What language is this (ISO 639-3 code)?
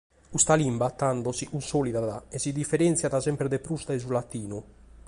srd